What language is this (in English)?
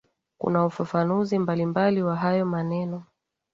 Swahili